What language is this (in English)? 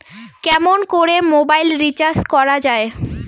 Bangla